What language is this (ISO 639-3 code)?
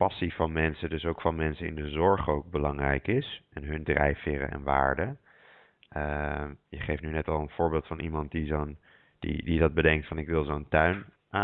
nld